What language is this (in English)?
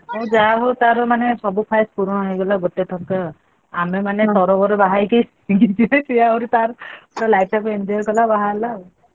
Odia